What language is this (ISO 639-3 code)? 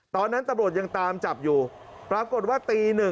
tha